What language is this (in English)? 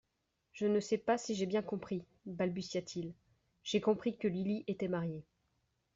French